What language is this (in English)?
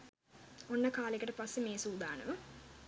Sinhala